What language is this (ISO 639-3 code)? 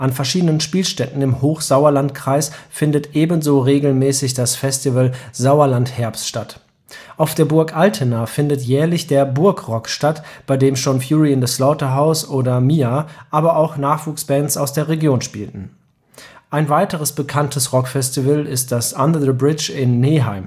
deu